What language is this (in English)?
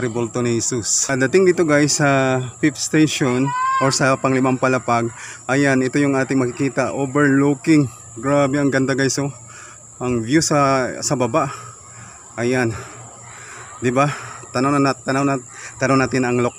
Filipino